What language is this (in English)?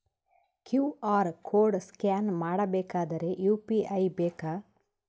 Kannada